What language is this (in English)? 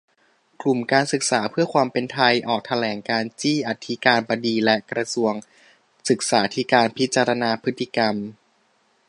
Thai